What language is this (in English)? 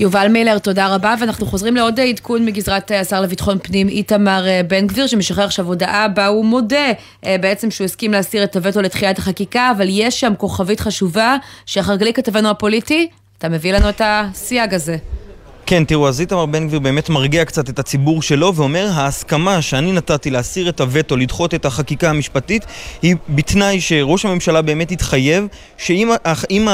Hebrew